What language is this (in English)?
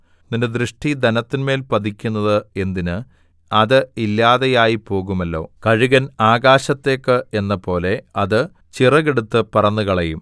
Malayalam